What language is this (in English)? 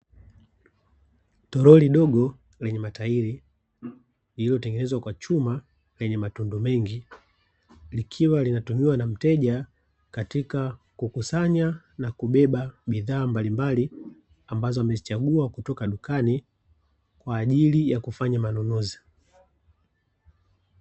Swahili